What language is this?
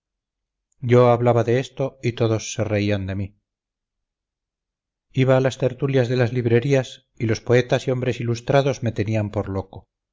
Spanish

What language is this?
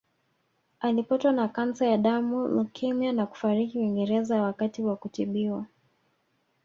Swahili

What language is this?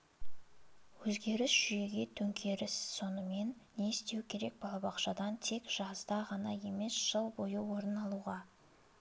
Kazakh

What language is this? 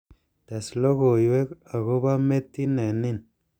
Kalenjin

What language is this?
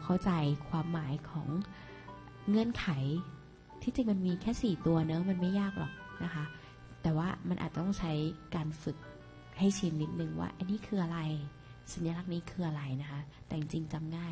Thai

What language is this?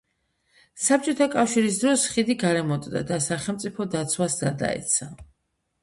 Georgian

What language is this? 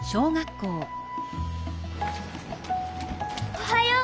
Japanese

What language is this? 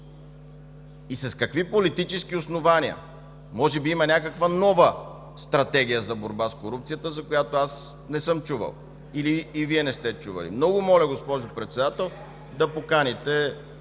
Bulgarian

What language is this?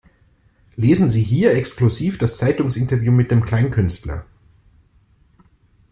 German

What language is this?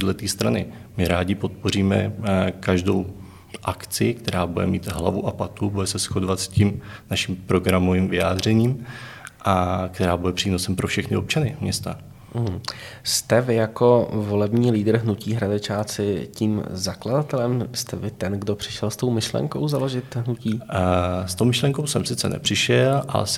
Czech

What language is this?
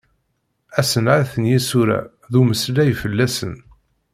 Kabyle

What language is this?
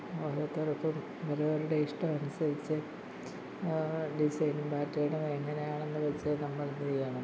Malayalam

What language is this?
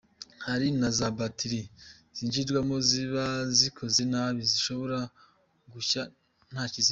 Kinyarwanda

